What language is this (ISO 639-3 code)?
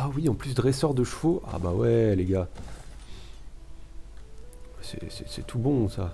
fra